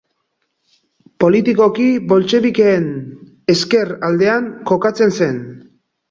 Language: Basque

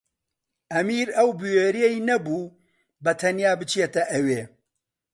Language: Central Kurdish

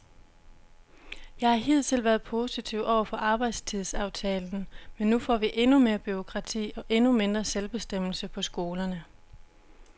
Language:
Danish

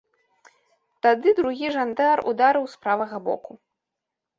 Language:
Belarusian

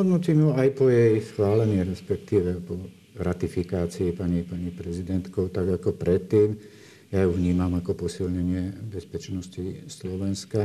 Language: Slovak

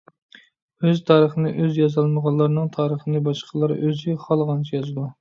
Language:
Uyghur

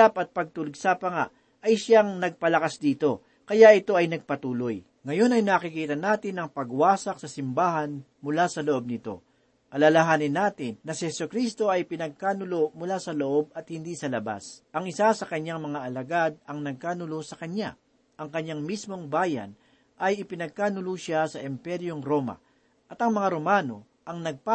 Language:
Filipino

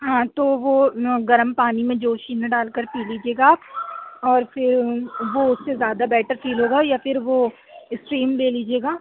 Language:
Urdu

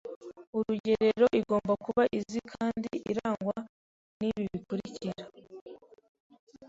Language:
Kinyarwanda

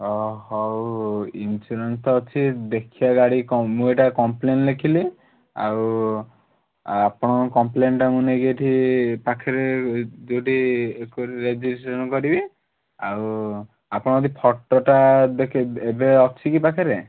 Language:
Odia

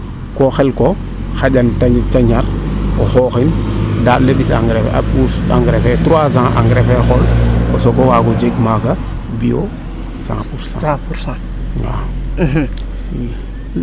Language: Serer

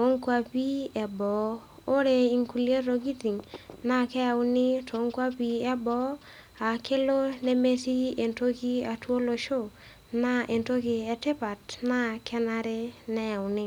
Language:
Masai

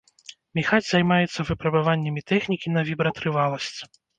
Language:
Belarusian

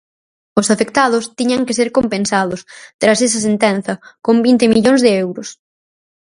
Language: Galician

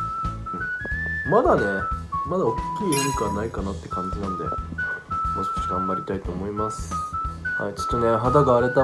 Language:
Japanese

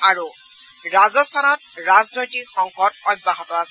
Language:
Assamese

